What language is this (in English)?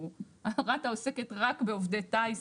Hebrew